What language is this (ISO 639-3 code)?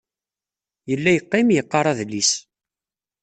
kab